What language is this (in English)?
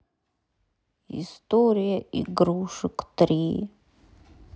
Russian